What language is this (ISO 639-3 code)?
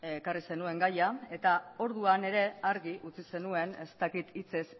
eus